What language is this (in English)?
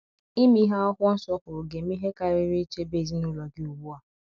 Igbo